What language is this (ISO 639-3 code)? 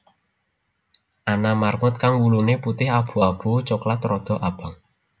jav